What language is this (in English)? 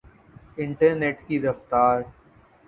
Urdu